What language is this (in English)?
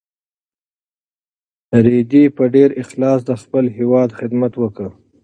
Pashto